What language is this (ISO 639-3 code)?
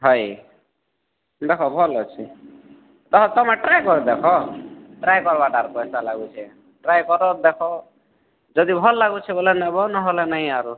ori